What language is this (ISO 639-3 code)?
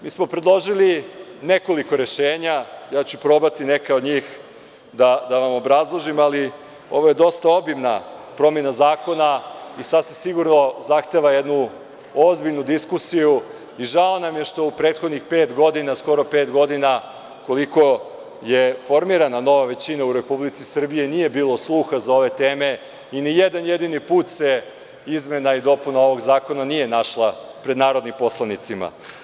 srp